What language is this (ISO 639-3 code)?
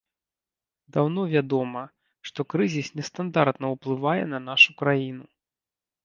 bel